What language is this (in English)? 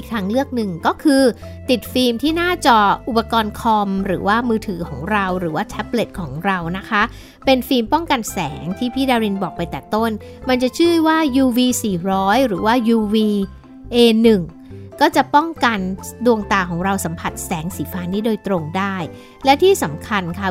Thai